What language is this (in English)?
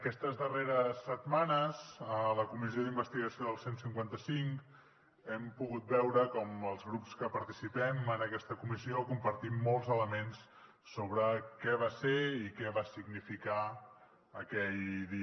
Catalan